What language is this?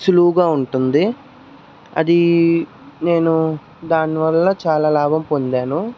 Telugu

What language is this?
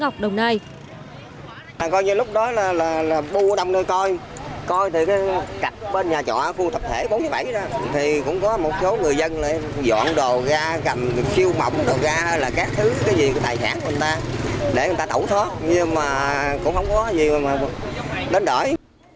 Vietnamese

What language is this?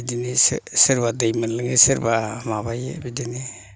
Bodo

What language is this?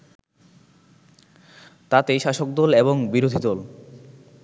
Bangla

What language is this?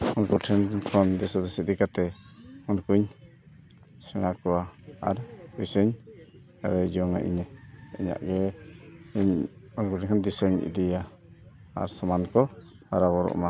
Santali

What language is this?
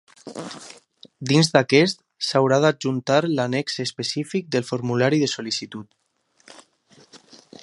Catalan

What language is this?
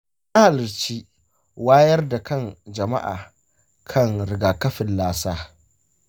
Hausa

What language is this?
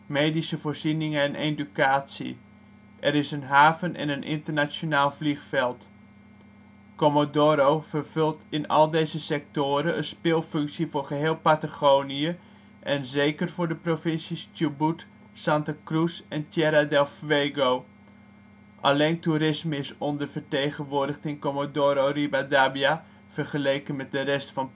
Dutch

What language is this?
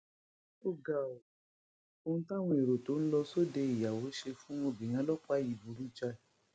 Yoruba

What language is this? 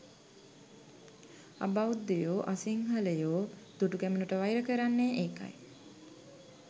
Sinhala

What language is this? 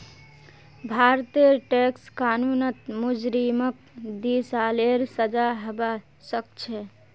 Magahi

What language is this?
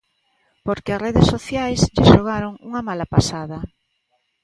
Galician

